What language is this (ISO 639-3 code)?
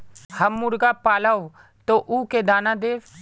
mag